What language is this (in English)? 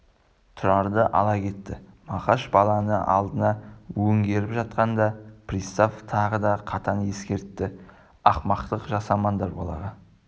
Kazakh